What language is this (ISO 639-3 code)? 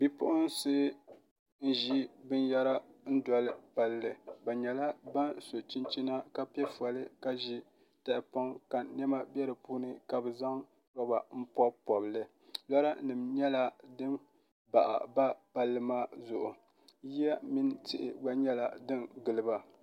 dag